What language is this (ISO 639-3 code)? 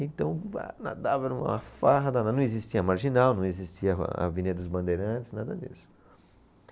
por